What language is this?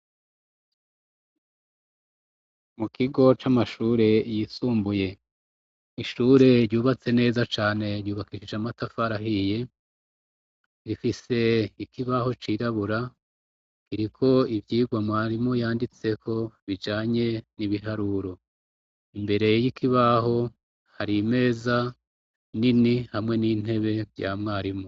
Rundi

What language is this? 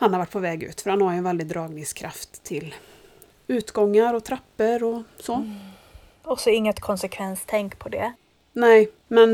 Swedish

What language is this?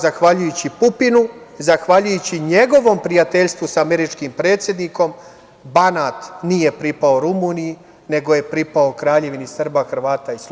Serbian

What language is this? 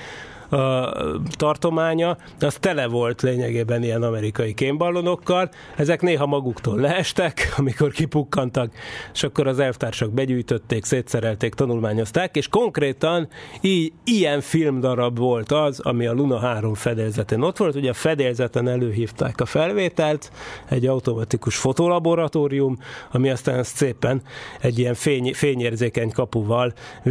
Hungarian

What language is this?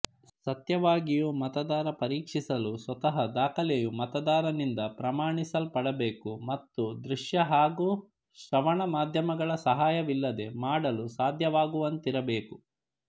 Kannada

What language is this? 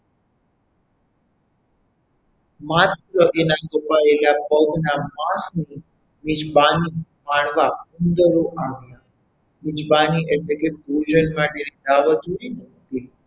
Gujarati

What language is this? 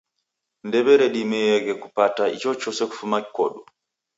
Taita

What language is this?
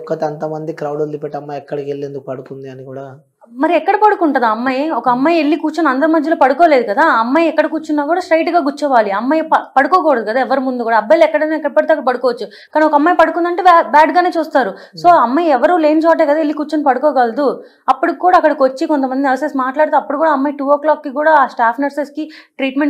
Telugu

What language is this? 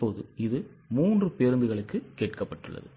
Tamil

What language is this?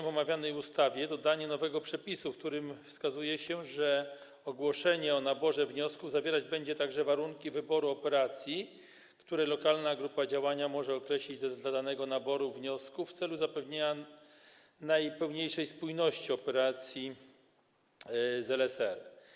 Polish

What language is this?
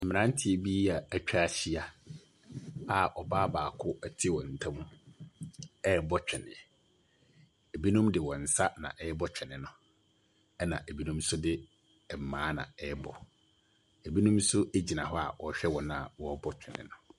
Akan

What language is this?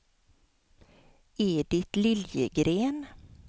Swedish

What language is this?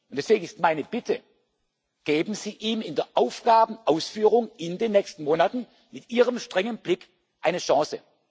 German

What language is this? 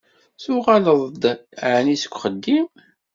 Kabyle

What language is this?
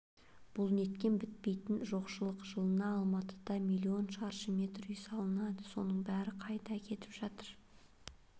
Kazakh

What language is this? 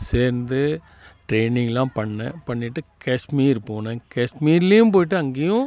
Tamil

